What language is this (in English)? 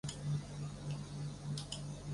Chinese